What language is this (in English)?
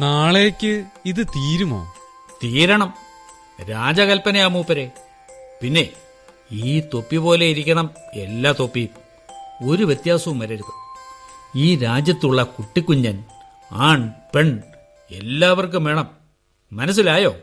Malayalam